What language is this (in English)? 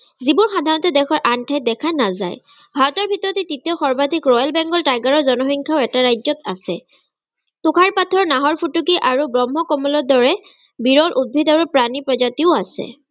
Assamese